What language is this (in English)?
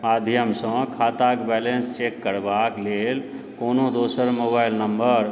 Maithili